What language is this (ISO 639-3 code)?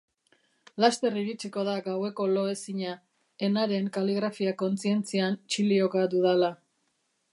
eus